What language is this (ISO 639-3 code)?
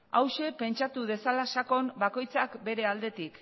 eus